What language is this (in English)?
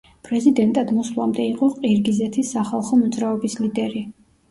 Georgian